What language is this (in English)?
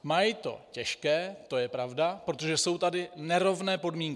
Czech